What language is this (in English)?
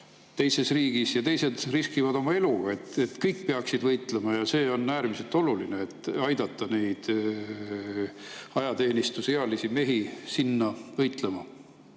Estonian